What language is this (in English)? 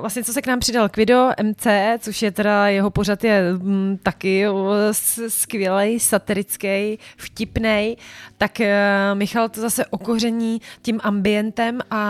Czech